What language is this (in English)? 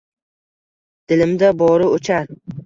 Uzbek